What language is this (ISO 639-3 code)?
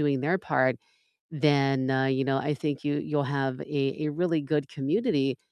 eng